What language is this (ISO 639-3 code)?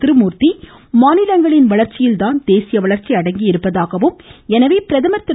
tam